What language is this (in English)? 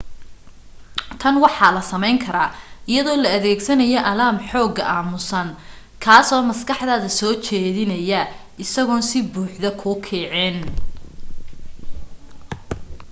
Somali